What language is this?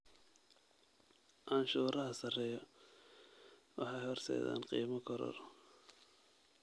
Somali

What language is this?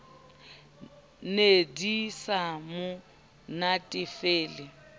Southern Sotho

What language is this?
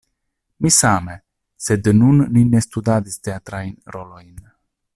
Esperanto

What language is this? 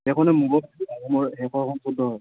Assamese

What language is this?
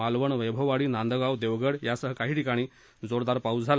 Marathi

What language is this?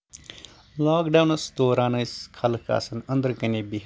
Kashmiri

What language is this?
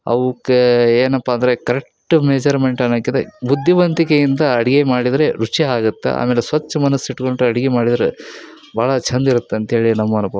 Kannada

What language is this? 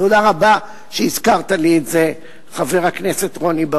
Hebrew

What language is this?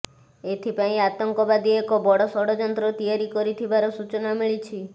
Odia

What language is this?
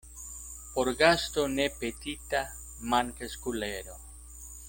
Esperanto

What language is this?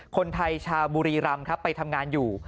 Thai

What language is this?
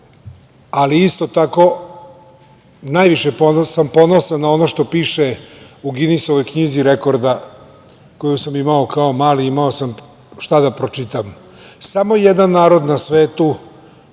Serbian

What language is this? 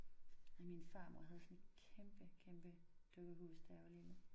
Danish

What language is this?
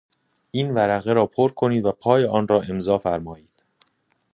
Persian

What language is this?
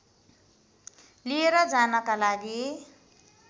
Nepali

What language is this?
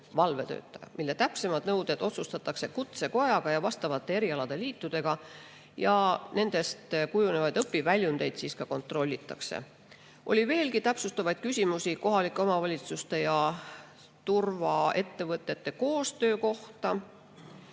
Estonian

